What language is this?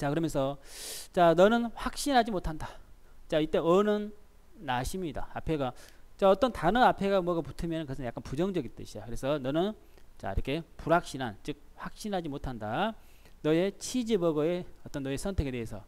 Korean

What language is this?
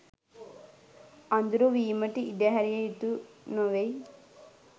Sinhala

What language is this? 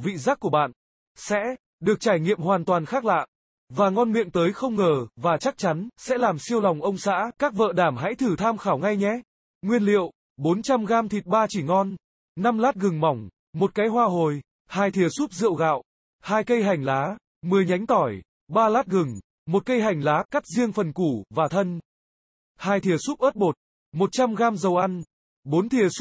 Vietnamese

